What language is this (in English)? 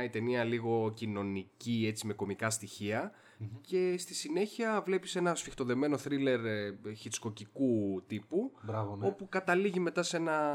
Greek